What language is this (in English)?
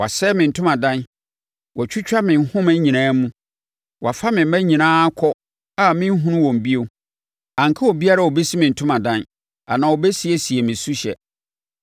Akan